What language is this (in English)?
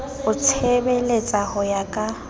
Southern Sotho